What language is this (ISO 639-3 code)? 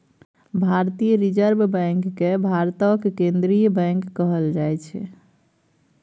mai